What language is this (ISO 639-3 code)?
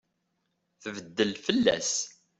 kab